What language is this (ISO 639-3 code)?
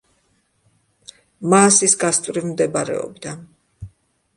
kat